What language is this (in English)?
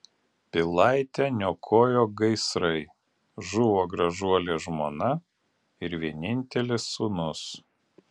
Lithuanian